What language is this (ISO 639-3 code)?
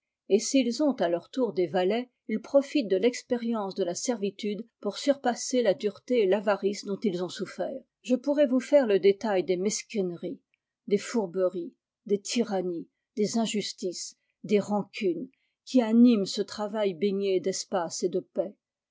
fra